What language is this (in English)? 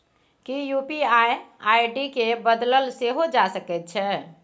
Maithili